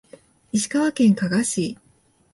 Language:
Japanese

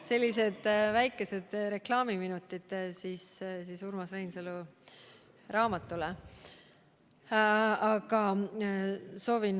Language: Estonian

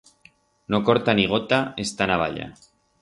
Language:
Aragonese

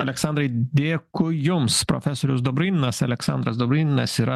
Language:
Lithuanian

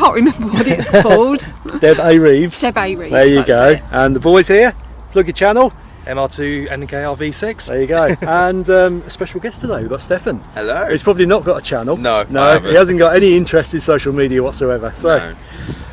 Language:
English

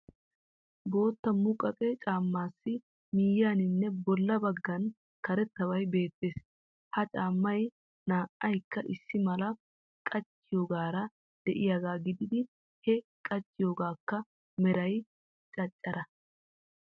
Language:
Wolaytta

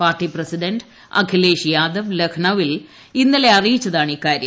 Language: Malayalam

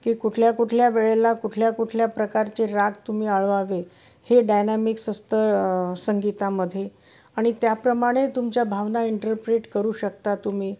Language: Marathi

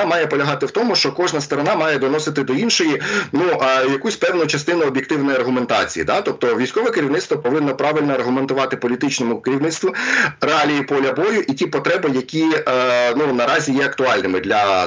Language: Ukrainian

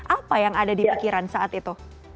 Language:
Indonesian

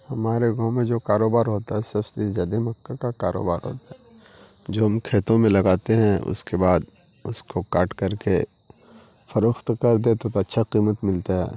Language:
Urdu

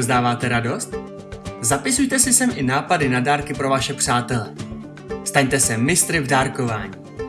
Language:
Czech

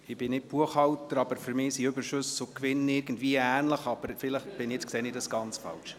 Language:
Swiss German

